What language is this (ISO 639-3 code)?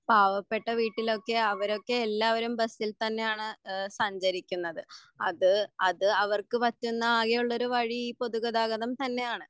mal